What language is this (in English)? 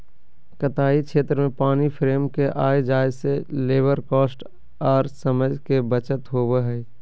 Magahi